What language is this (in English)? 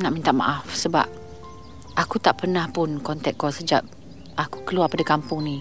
Malay